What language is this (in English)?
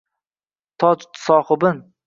Uzbek